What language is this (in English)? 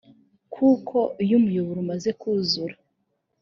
Kinyarwanda